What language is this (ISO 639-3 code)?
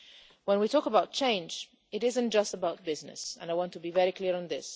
eng